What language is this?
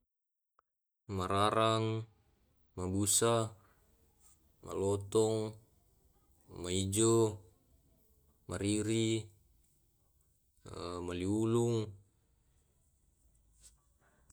Tae'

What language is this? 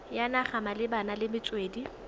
Tswana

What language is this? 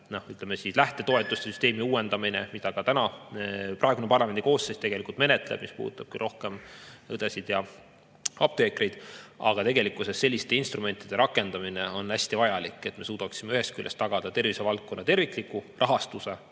Estonian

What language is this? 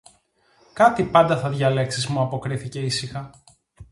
Greek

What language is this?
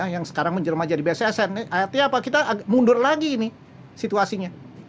Indonesian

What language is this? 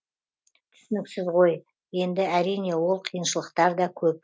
Kazakh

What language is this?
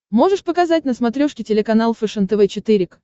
Russian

